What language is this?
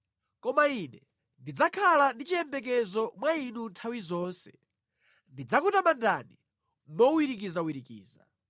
Nyanja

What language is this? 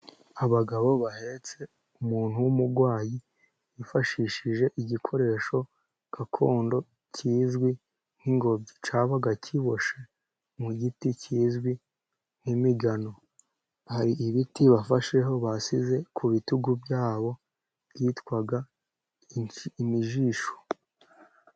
Kinyarwanda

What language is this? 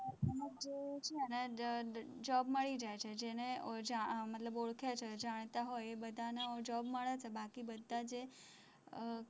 Gujarati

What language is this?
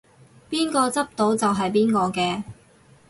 Cantonese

